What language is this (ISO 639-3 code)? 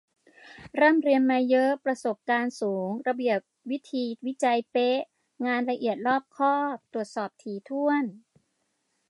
tha